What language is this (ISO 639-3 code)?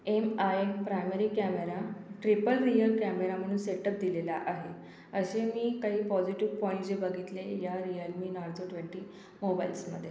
mar